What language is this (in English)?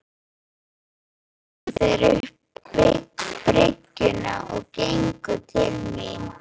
Icelandic